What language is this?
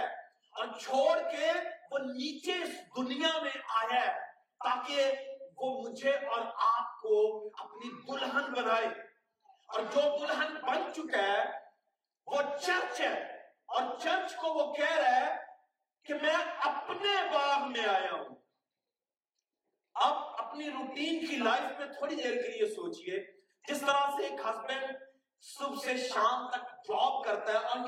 Urdu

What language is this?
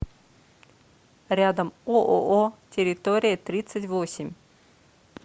Russian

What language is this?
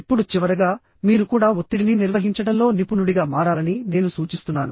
Telugu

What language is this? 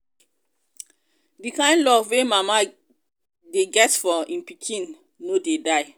Nigerian Pidgin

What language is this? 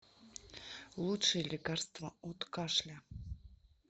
Russian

